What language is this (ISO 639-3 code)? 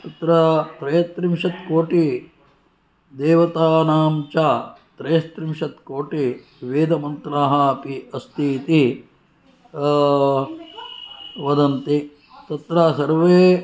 san